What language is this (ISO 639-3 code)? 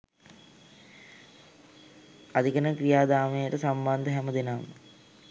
sin